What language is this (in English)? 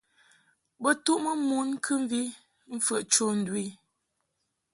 Mungaka